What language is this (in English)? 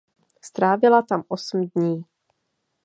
Czech